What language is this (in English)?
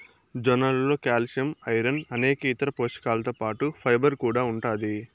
Telugu